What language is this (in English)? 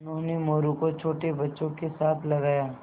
Hindi